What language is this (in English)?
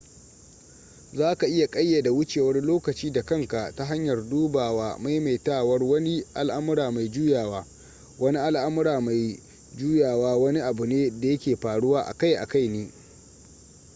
Hausa